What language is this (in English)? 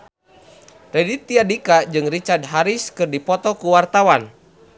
Sundanese